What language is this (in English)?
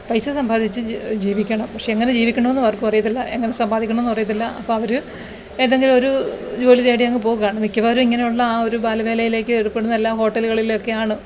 Malayalam